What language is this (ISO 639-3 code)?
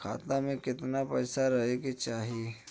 bho